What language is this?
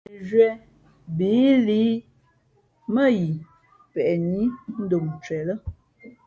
Fe'fe'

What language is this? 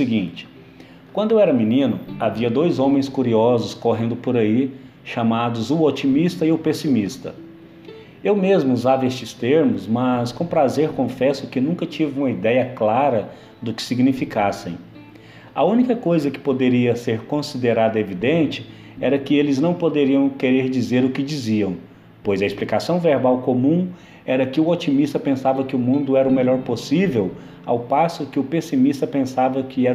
Portuguese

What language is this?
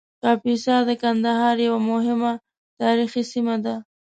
Pashto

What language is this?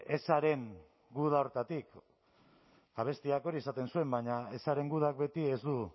Basque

